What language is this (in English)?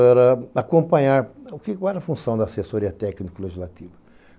Portuguese